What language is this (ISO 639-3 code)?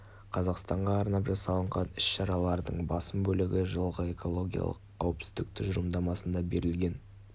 kaz